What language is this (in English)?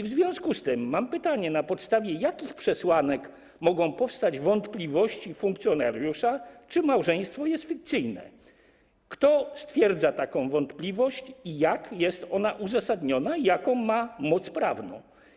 Polish